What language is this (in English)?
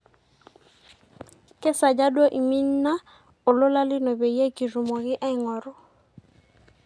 Masai